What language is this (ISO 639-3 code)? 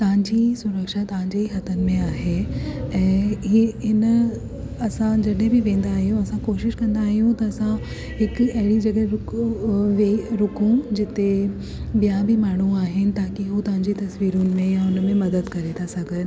snd